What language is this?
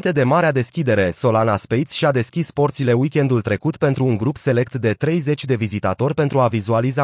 Romanian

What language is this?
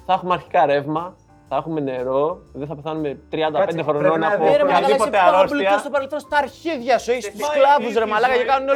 Greek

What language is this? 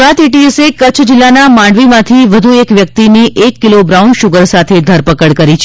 Gujarati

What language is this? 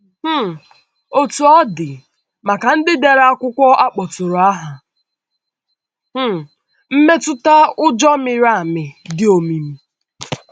Igbo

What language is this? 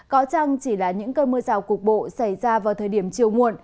Vietnamese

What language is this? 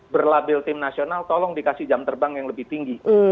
Indonesian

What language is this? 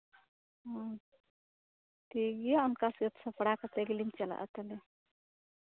Santali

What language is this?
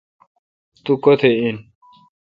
Kalkoti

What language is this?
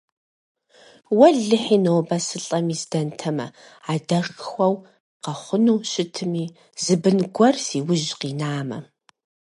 Kabardian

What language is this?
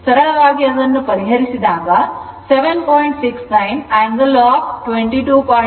Kannada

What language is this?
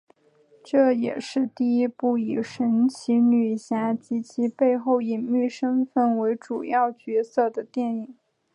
Chinese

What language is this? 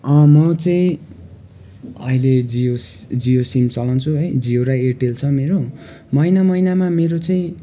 Nepali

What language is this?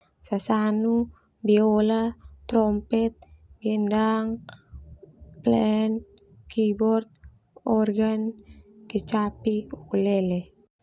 Termanu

